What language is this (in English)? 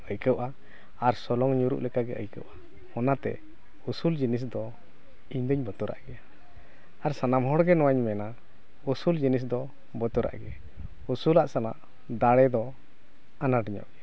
Santali